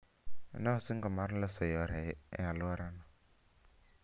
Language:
Luo (Kenya and Tanzania)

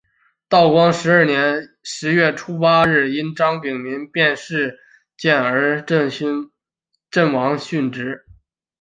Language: Chinese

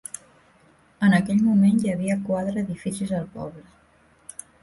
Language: Catalan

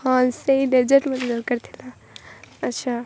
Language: Odia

